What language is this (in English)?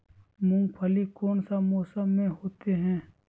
Magahi